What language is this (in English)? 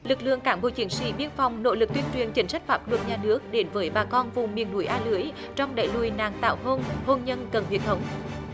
Vietnamese